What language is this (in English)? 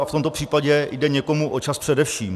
Czech